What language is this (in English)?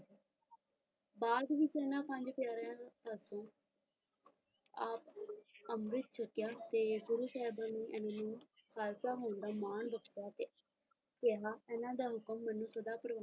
Punjabi